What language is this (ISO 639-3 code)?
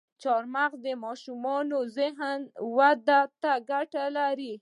pus